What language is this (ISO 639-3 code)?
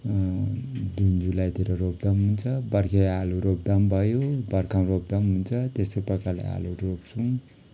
nep